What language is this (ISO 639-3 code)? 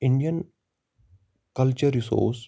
kas